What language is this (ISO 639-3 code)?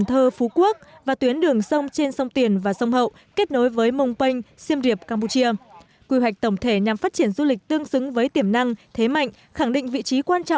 vie